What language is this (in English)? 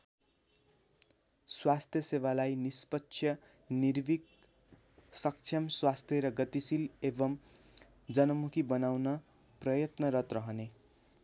Nepali